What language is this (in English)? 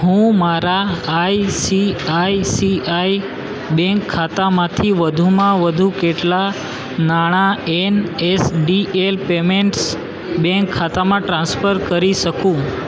Gujarati